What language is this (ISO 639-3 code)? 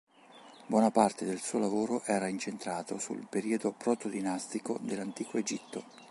ita